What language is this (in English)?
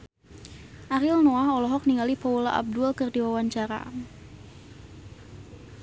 Sundanese